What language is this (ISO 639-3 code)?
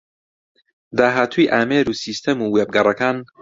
ckb